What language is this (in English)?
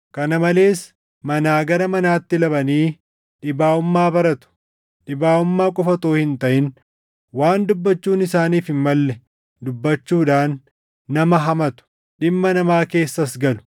Oromo